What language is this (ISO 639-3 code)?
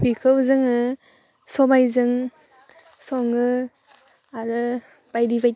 brx